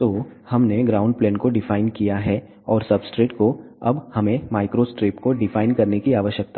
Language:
Hindi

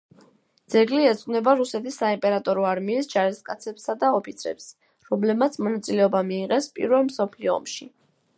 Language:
Georgian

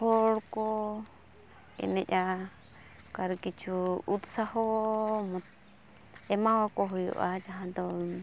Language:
Santali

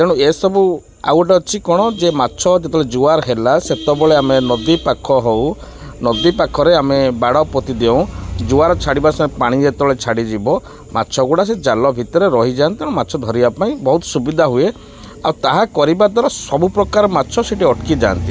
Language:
Odia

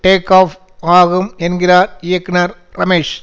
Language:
Tamil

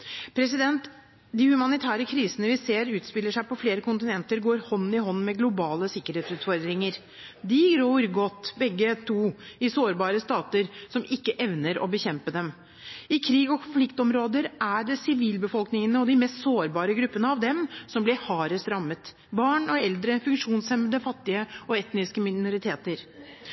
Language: Norwegian Bokmål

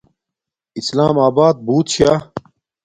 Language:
Domaaki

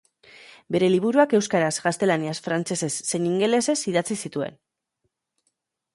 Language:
Basque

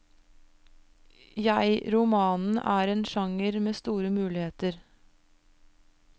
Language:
Norwegian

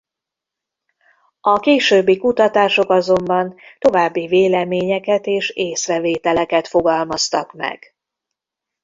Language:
Hungarian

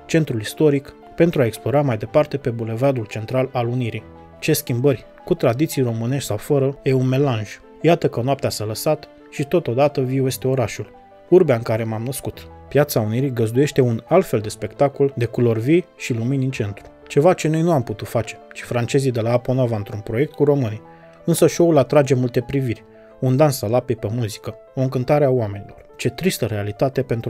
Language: Romanian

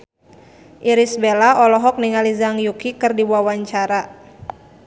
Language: Sundanese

